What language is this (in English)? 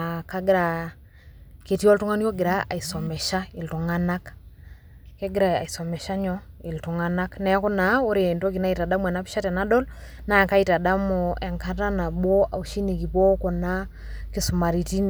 Masai